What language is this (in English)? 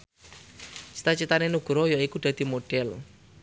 Javanese